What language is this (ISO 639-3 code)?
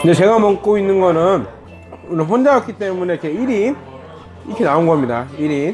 kor